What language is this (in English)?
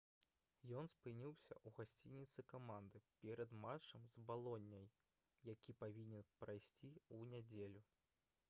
Belarusian